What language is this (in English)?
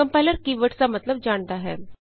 Punjabi